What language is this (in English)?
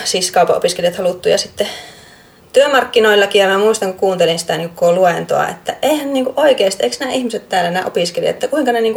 Finnish